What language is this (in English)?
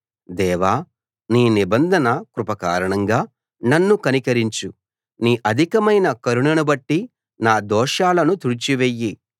Telugu